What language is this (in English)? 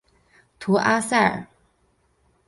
Chinese